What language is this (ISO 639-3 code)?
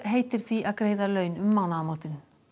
isl